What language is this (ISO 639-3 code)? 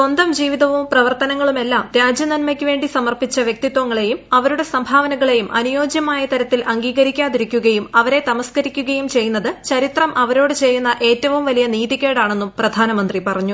mal